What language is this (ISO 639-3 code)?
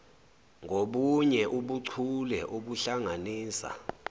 zul